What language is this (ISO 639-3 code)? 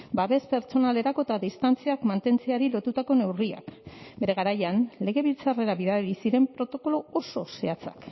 eus